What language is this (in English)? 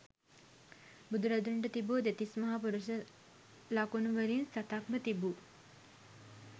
Sinhala